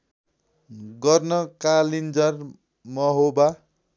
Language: Nepali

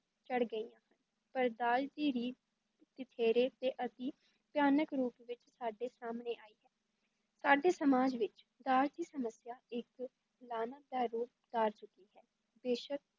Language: Punjabi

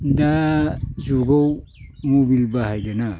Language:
Bodo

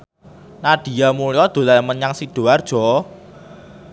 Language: Javanese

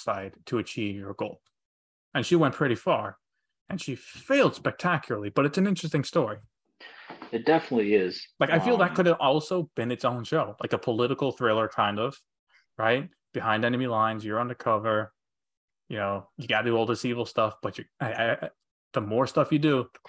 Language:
English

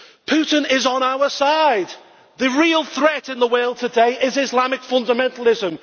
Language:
English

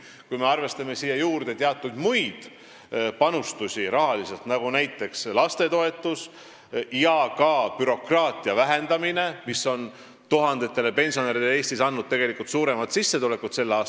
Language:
Estonian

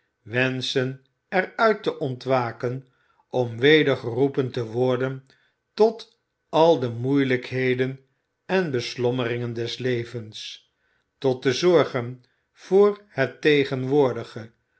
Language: Dutch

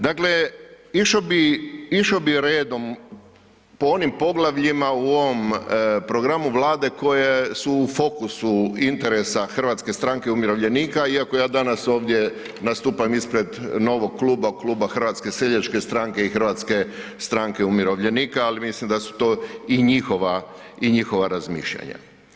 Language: Croatian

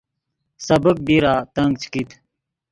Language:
Yidgha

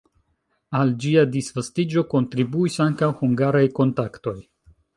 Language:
Esperanto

